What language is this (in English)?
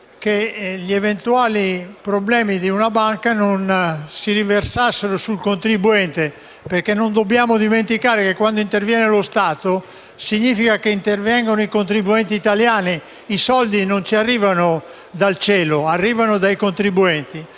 Italian